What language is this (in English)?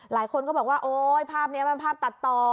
Thai